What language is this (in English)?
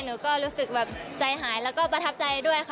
Thai